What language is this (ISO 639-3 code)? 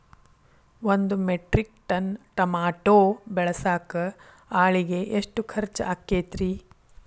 kan